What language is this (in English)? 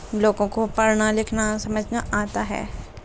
Urdu